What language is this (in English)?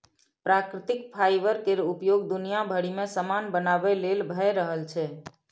Maithili